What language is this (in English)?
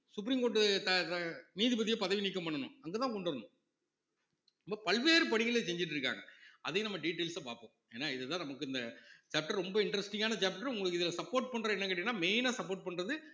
Tamil